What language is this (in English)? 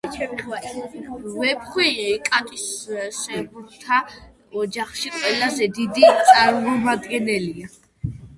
Georgian